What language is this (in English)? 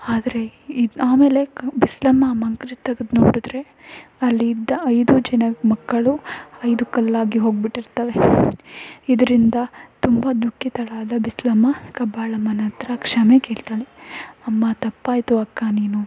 Kannada